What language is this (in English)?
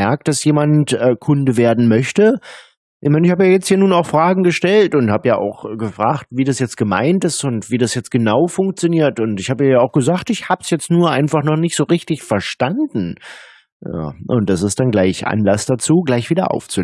German